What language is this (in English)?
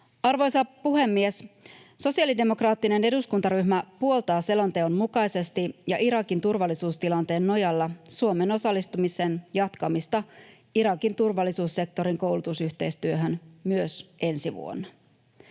Finnish